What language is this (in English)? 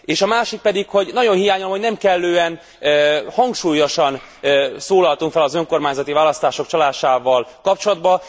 Hungarian